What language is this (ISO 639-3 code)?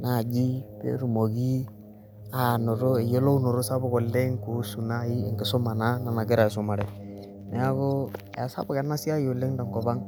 mas